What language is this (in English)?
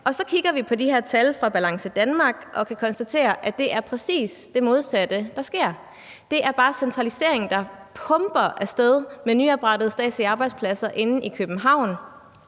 Danish